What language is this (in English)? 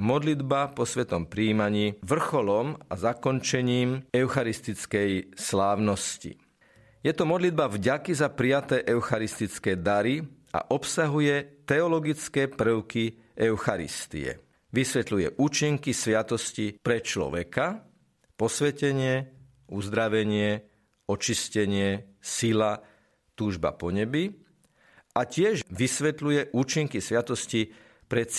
Slovak